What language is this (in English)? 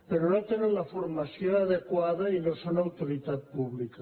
Catalan